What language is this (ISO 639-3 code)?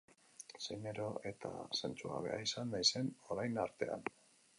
eus